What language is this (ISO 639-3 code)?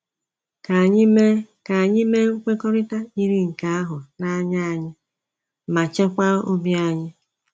ibo